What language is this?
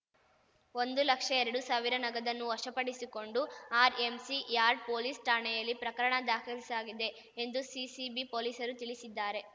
Kannada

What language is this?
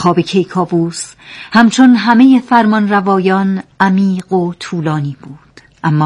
Persian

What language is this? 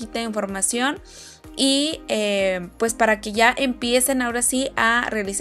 Spanish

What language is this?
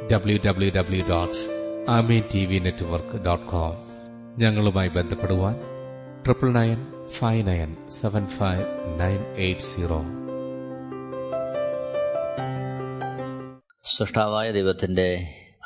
Malayalam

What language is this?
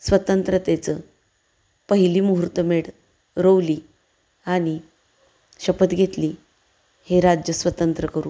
Marathi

